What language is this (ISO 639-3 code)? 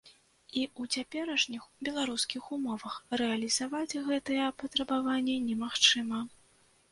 bel